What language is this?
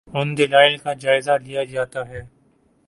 Urdu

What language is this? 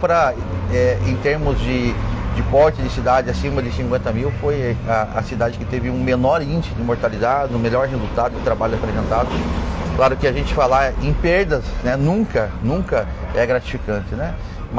Portuguese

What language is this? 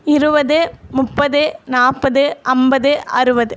Tamil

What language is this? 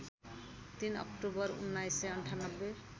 Nepali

